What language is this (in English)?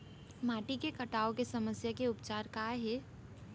Chhattisgarhi